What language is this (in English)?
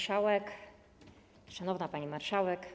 Polish